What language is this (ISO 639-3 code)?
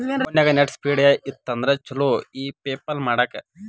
kan